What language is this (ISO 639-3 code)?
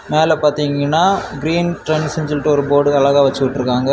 tam